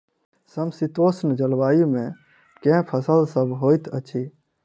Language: Maithili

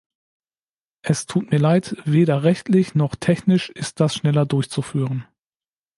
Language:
German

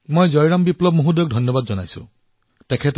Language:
Assamese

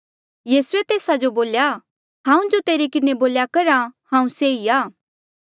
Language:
Mandeali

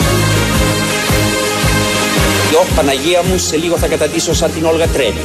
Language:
Greek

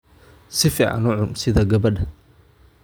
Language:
Somali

